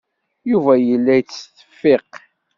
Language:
Kabyle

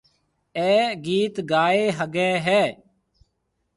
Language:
Marwari (Pakistan)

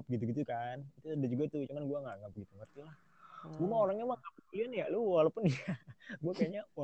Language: Indonesian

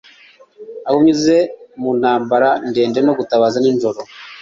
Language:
Kinyarwanda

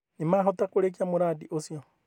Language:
Kikuyu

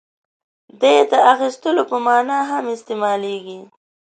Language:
Pashto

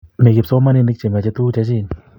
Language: Kalenjin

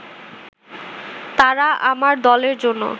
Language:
Bangla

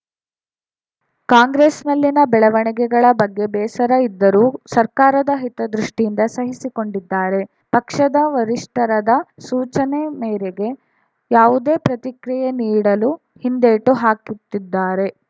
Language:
Kannada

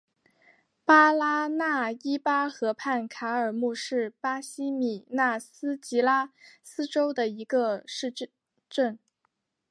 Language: Chinese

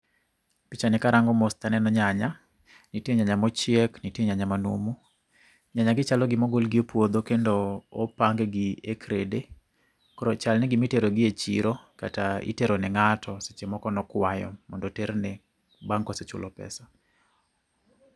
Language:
Luo (Kenya and Tanzania)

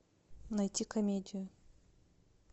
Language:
Russian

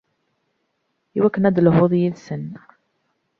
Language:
Kabyle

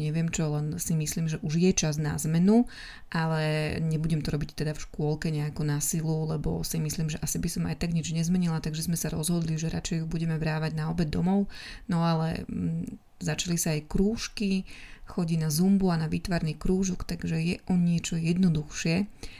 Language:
Slovak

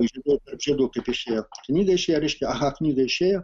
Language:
Lithuanian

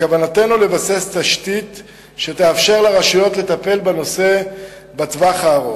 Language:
Hebrew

